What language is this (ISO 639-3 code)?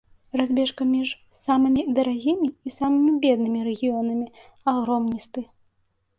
bel